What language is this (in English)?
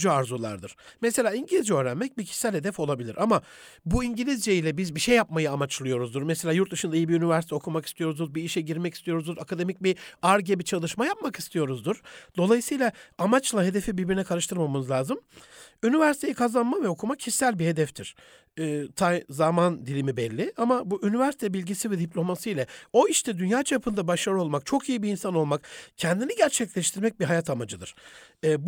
Turkish